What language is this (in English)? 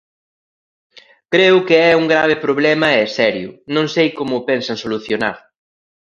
Galician